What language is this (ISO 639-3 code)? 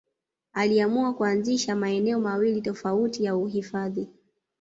swa